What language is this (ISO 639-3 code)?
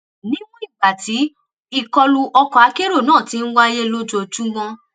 yor